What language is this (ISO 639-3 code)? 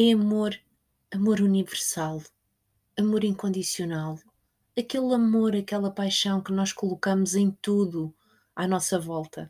por